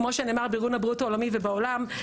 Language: Hebrew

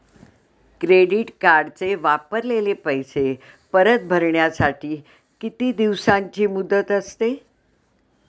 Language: Marathi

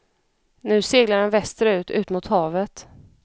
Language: Swedish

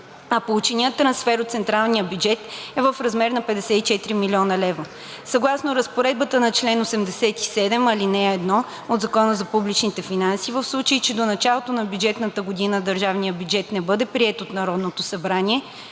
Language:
Bulgarian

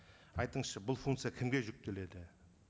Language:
Kazakh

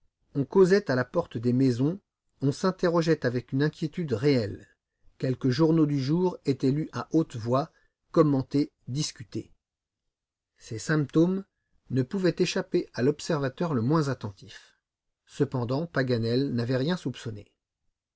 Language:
French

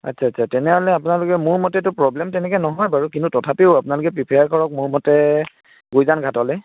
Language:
Assamese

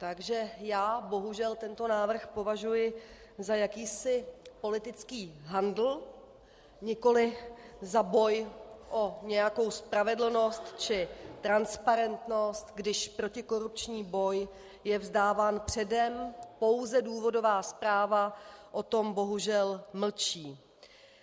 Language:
Czech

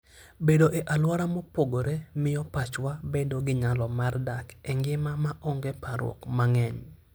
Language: Luo (Kenya and Tanzania)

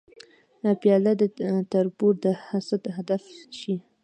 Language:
Pashto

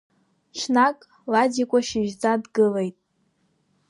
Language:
Abkhazian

